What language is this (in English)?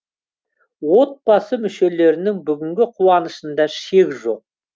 Kazakh